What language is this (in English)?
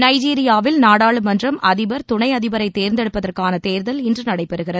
Tamil